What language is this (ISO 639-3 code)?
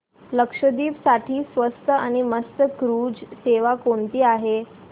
mar